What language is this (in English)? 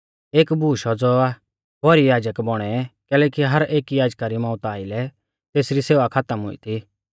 Mahasu Pahari